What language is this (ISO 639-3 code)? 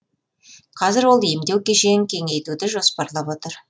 kaz